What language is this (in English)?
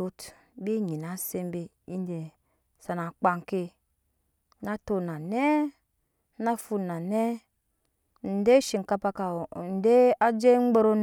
Nyankpa